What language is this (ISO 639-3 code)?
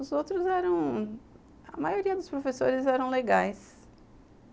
por